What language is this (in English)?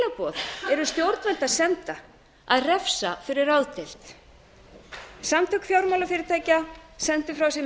Icelandic